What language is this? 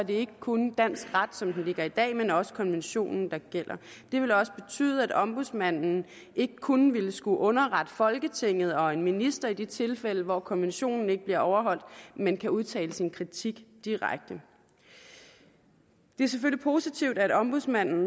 Danish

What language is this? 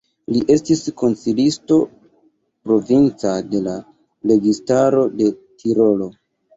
Esperanto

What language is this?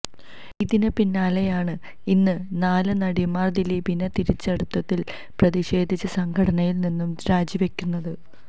Malayalam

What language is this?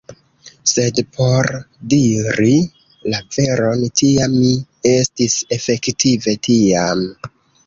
Esperanto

